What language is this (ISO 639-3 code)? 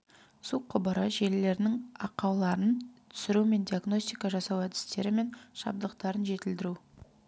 kaz